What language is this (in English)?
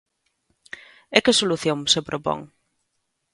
Galician